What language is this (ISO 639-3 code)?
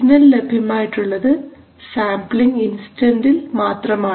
mal